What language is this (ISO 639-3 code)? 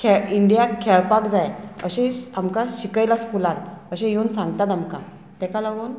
kok